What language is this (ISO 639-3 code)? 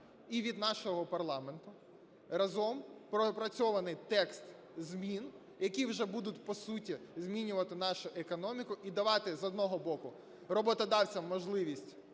ukr